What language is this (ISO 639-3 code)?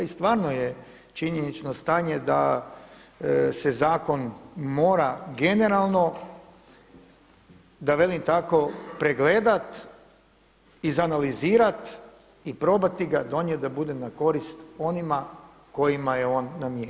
hrv